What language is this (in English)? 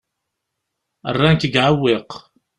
Kabyle